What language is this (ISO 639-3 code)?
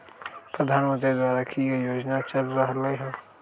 mag